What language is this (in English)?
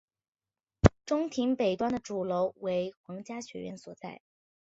Chinese